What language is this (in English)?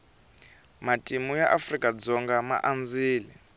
Tsonga